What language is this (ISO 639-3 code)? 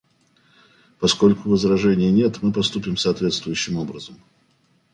rus